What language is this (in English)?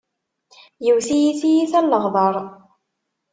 Kabyle